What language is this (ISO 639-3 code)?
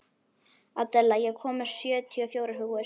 isl